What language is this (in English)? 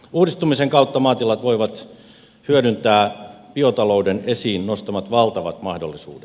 Finnish